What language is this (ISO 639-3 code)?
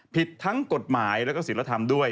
tha